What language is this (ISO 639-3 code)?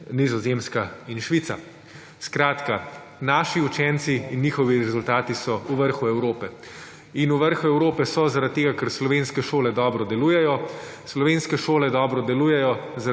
slv